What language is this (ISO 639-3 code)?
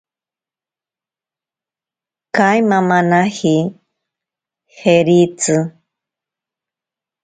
prq